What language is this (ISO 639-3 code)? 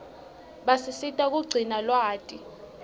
ssw